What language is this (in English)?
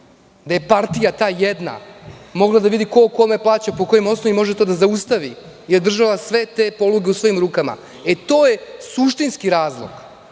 Serbian